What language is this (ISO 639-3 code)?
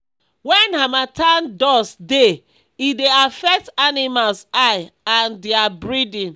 pcm